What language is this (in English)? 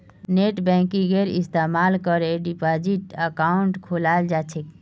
Magahi